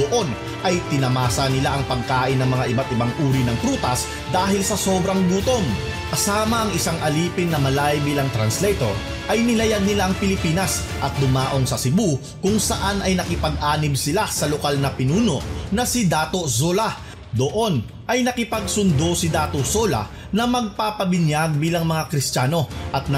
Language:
Filipino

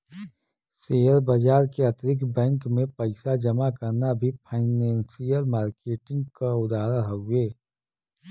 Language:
Bhojpuri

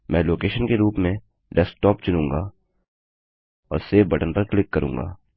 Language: Hindi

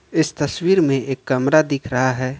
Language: Hindi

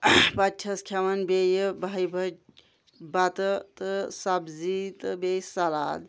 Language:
Kashmiri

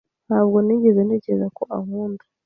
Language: Kinyarwanda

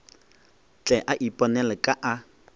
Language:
Northern Sotho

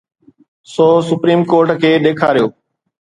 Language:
Sindhi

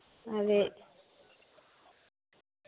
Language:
Dogri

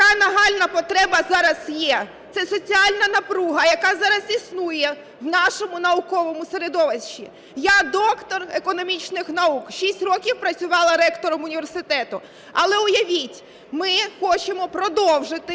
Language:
Ukrainian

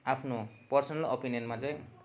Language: Nepali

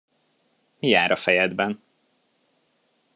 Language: Hungarian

